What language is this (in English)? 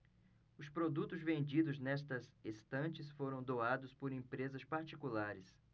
Portuguese